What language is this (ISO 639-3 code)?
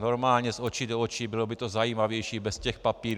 ces